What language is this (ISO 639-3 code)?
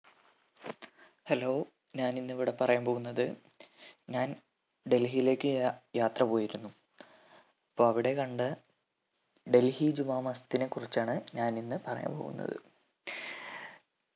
mal